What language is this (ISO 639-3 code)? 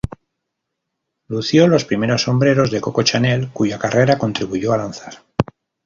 spa